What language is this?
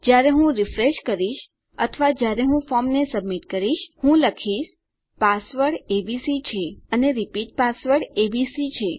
Gujarati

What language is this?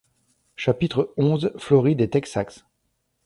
French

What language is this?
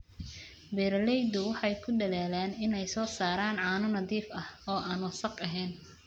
Somali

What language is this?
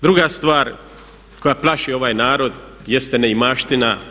Croatian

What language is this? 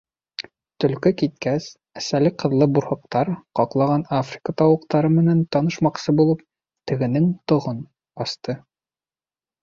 Bashkir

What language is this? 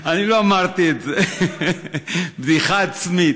Hebrew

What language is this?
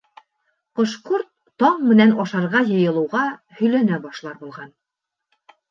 Bashkir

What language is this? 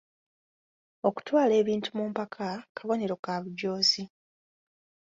Ganda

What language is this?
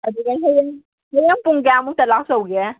Manipuri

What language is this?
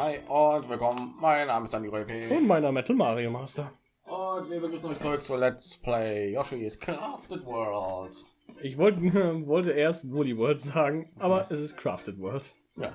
German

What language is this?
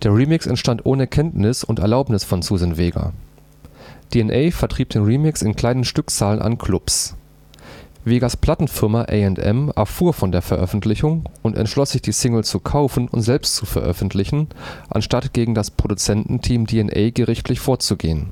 German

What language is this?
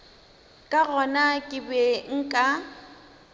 Northern Sotho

